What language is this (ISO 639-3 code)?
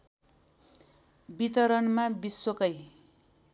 nep